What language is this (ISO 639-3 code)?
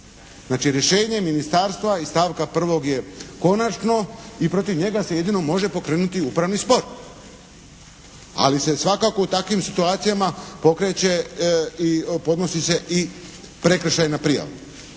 hrv